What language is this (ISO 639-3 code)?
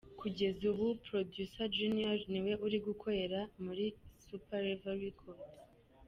kin